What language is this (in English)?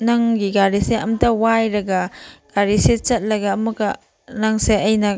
Manipuri